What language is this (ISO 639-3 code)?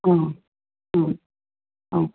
tam